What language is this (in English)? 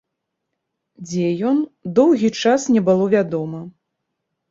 Belarusian